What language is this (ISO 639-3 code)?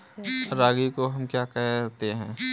hin